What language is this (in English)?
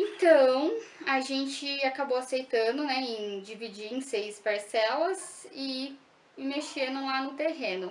Portuguese